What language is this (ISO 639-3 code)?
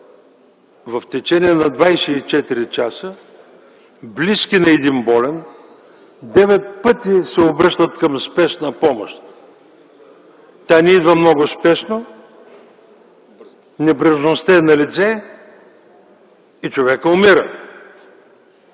bul